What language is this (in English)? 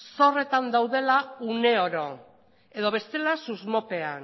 Basque